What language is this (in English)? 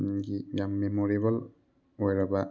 Manipuri